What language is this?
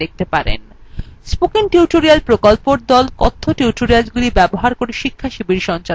Bangla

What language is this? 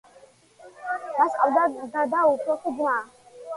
Georgian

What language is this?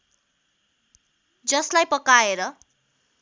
Nepali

